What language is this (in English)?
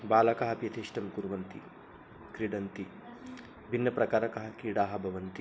Sanskrit